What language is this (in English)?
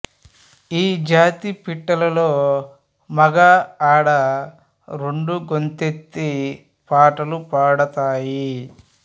Telugu